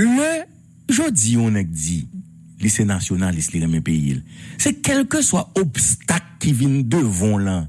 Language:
French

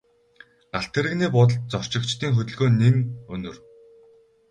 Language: Mongolian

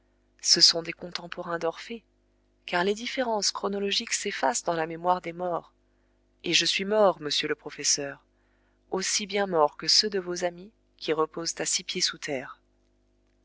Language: French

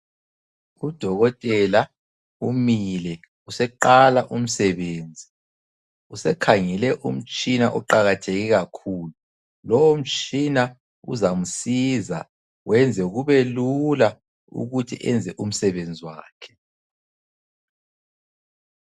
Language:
North Ndebele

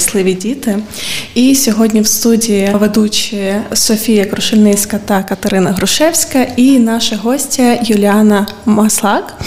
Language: Ukrainian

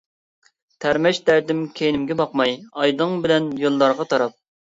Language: Uyghur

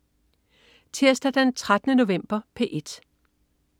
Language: Danish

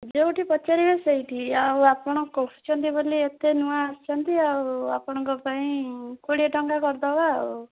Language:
Odia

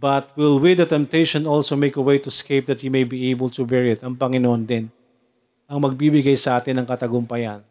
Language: Filipino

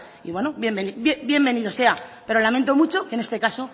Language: Spanish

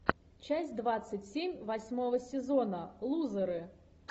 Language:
Russian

